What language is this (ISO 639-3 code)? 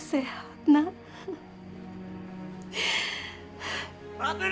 ind